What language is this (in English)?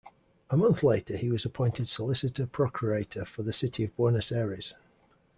English